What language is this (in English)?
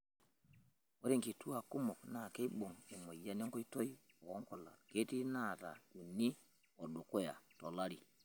Masai